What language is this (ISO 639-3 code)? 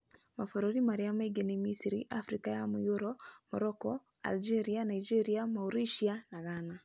kik